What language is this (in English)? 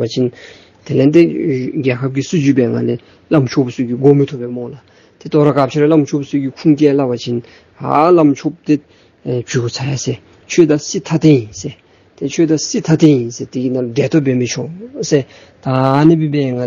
Romanian